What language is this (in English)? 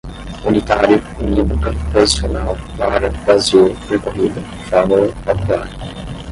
Portuguese